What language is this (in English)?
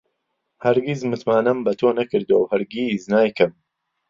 Central Kurdish